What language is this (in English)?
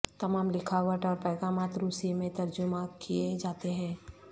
Urdu